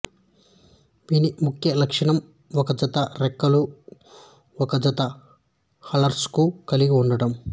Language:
Telugu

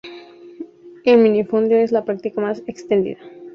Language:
Spanish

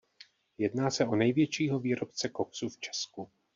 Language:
Czech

